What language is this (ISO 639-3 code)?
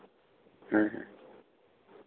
sat